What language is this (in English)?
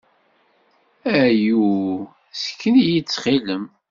Kabyle